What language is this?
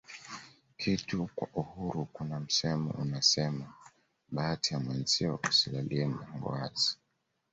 Swahili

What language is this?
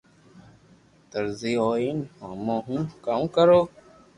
Loarki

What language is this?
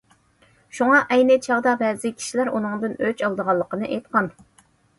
Uyghur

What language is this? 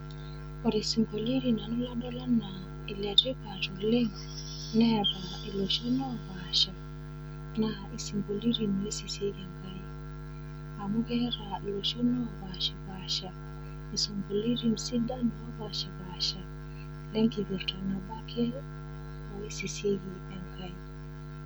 Masai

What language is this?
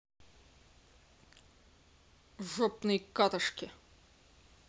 Russian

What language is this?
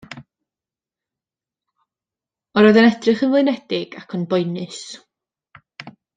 Welsh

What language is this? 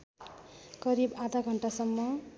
Nepali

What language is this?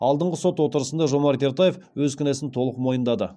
Kazakh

